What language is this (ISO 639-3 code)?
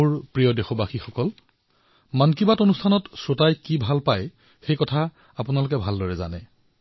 asm